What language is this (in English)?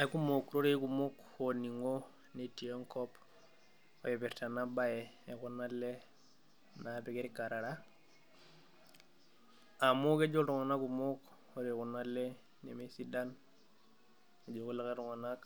Masai